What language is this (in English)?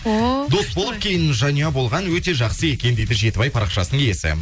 Kazakh